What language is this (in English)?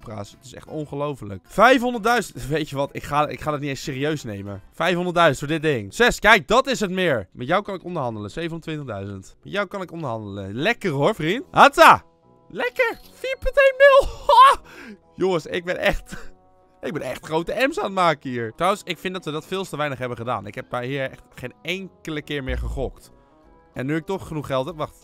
Dutch